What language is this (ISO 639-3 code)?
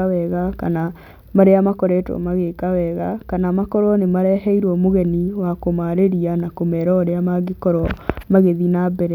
kik